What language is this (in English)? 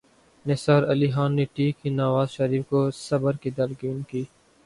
Urdu